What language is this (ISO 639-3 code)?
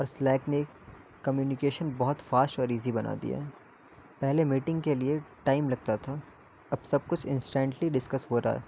urd